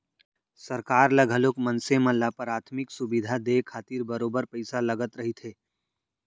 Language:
Chhattisgarhi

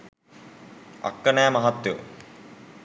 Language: Sinhala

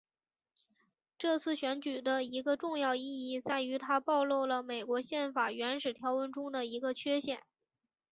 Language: Chinese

